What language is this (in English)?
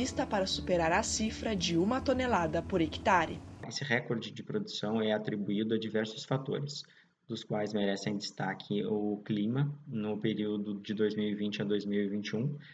Portuguese